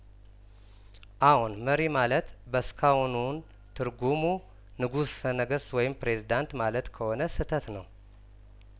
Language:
Amharic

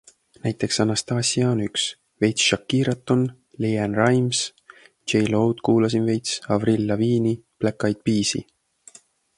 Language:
Estonian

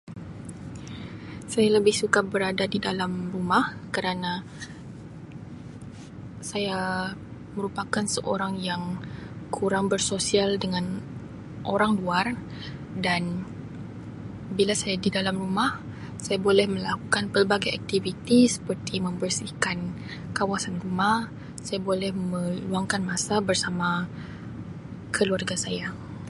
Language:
Sabah Malay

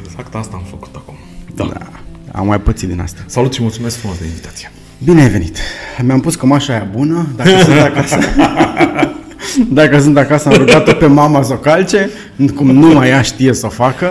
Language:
Romanian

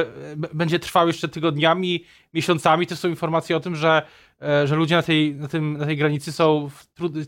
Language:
Polish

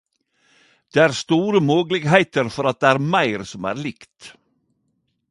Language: Norwegian Nynorsk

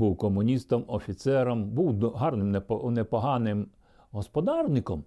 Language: Ukrainian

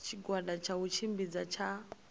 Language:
Venda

